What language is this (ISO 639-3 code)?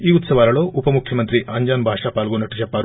tel